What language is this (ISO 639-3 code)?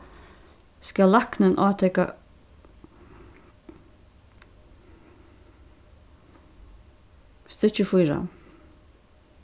fao